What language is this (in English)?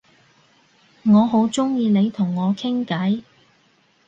Cantonese